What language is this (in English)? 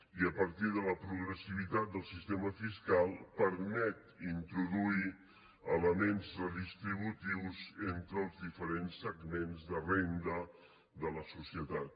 Catalan